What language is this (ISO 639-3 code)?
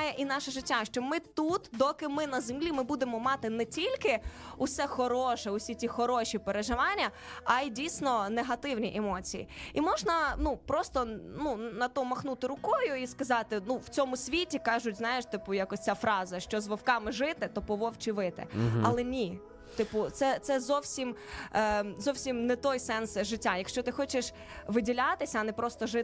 ukr